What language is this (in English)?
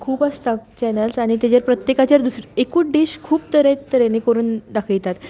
Konkani